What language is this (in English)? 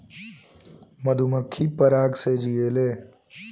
Bhojpuri